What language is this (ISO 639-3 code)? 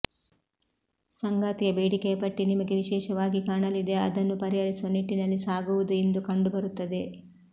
kan